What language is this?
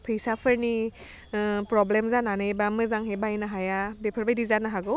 Bodo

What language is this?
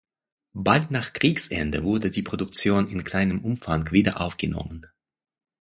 German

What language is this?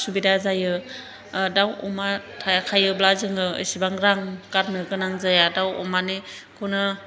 Bodo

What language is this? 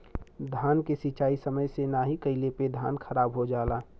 Bhojpuri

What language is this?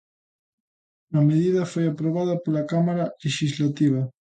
Galician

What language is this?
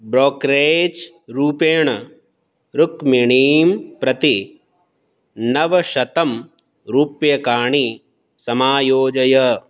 Sanskrit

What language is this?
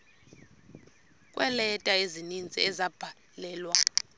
Xhosa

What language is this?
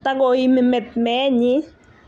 Kalenjin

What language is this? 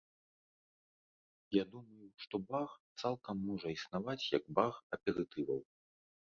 Belarusian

